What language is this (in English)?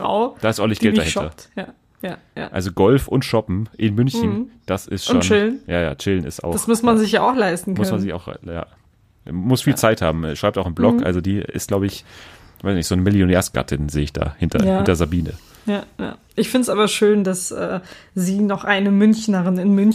German